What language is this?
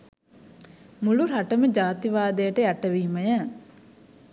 Sinhala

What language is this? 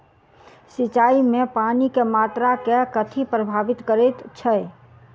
Maithili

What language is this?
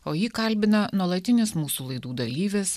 Lithuanian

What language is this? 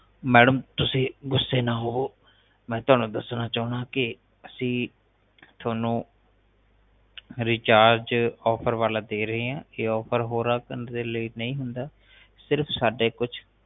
Punjabi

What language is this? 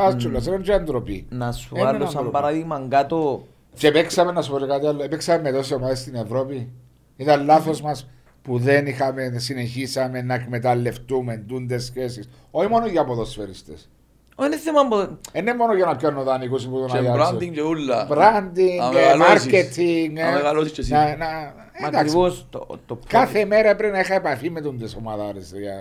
Greek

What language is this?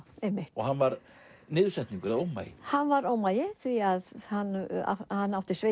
Icelandic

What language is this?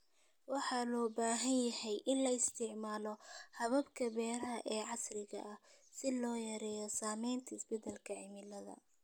Somali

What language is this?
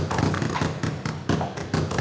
Vietnamese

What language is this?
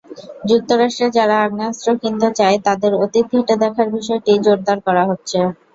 Bangla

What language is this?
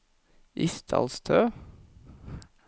Norwegian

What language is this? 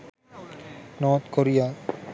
Sinhala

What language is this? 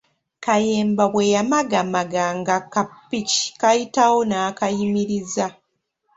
Ganda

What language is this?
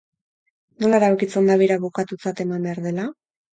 Basque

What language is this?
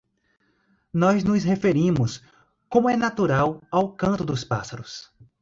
Portuguese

